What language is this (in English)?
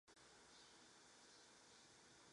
Chinese